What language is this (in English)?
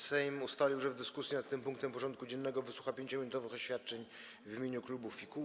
Polish